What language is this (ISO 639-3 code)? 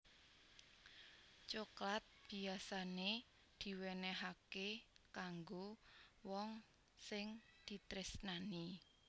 jav